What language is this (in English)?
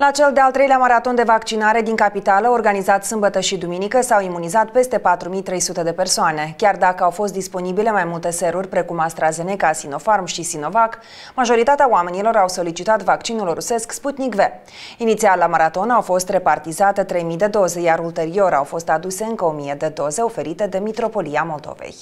Romanian